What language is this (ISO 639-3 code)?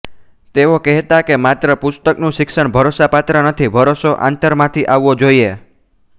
guj